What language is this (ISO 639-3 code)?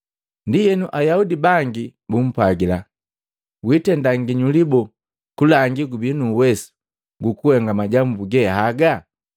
mgv